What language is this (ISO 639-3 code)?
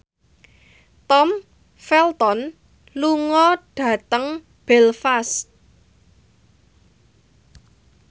jav